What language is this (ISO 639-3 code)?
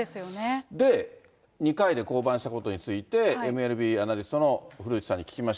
jpn